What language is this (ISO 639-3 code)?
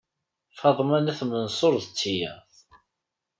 kab